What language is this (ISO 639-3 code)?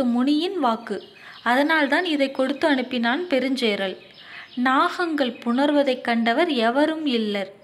tam